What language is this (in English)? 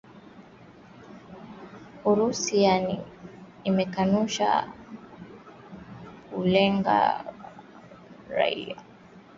Swahili